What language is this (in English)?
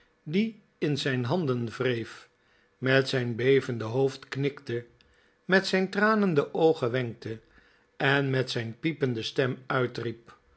Dutch